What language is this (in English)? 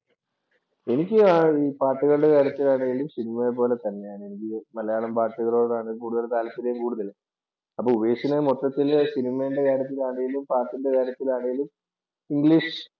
Malayalam